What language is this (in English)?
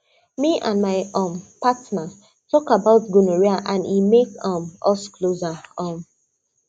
Nigerian Pidgin